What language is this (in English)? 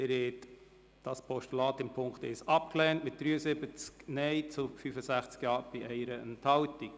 Swiss German